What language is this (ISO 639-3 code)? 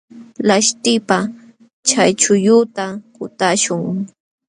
qxw